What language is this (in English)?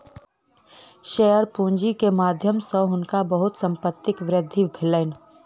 Maithili